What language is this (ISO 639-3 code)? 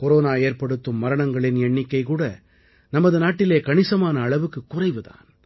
tam